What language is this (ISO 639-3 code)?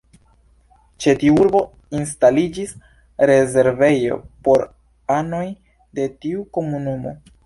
epo